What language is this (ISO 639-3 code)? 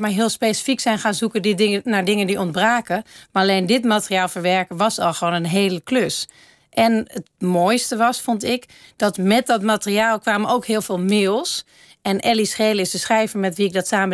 nld